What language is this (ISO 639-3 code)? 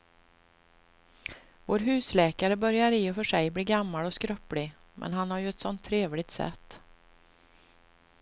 swe